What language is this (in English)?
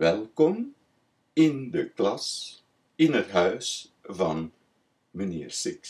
Dutch